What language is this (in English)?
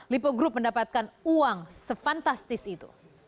Indonesian